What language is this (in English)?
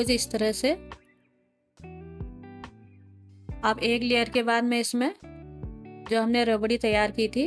Hindi